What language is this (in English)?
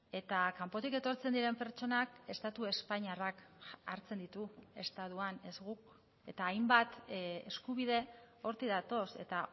Basque